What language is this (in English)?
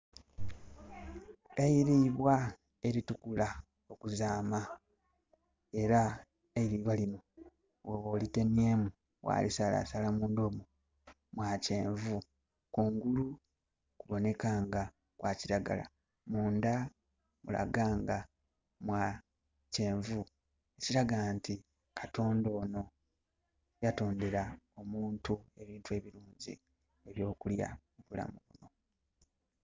Soga